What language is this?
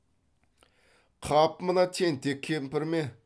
Kazakh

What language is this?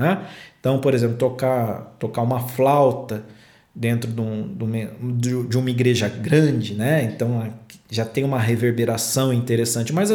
Portuguese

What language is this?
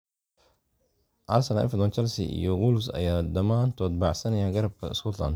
Somali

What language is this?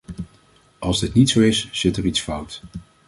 Dutch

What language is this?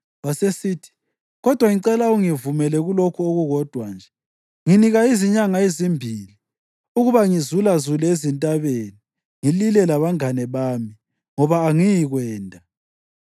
North Ndebele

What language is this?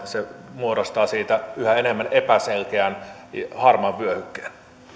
Finnish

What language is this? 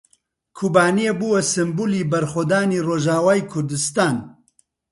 Central Kurdish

